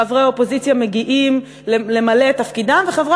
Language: Hebrew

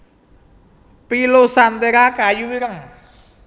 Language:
Javanese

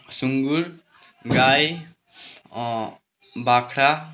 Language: Nepali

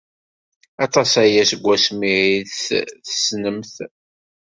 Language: Kabyle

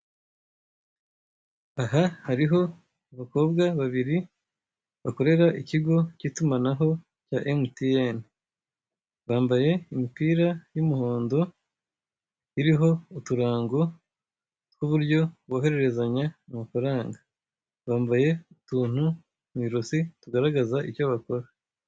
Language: Kinyarwanda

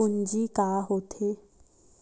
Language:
Chhattisgarhi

